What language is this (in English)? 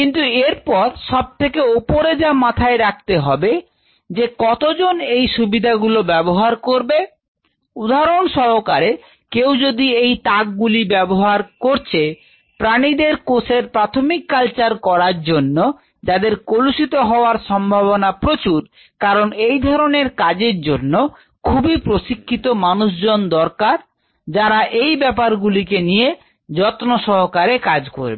Bangla